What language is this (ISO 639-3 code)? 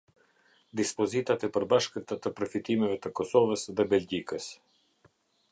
sqi